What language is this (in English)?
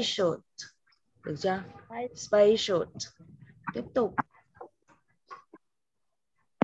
Vietnamese